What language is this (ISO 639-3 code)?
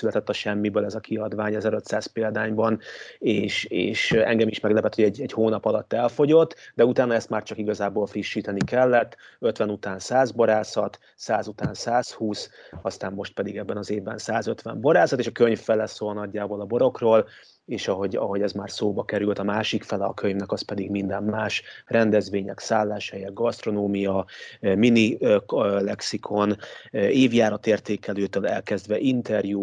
hun